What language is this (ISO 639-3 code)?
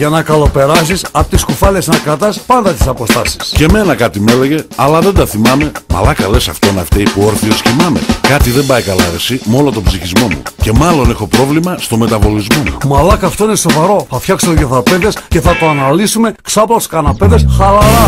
ell